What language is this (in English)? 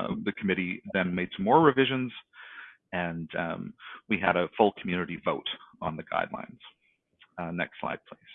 English